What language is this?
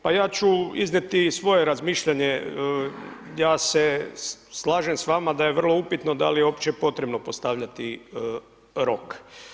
Croatian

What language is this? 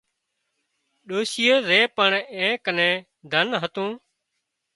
Wadiyara Koli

